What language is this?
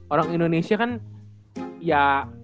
Indonesian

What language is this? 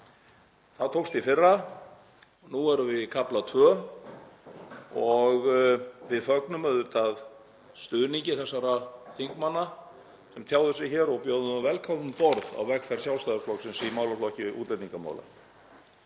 Icelandic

